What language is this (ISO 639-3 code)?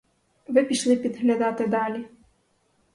ukr